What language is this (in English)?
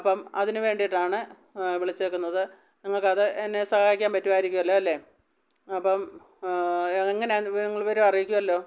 Malayalam